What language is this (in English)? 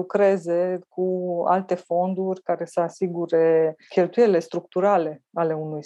Romanian